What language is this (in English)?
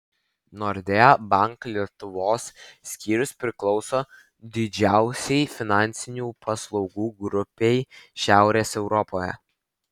Lithuanian